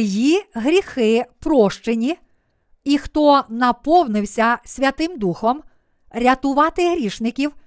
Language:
Ukrainian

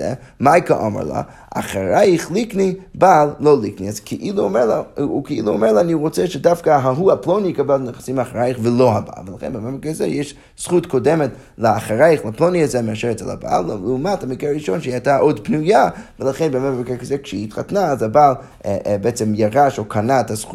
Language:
Hebrew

